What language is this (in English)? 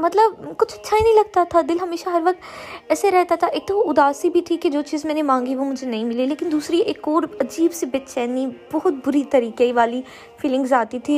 Urdu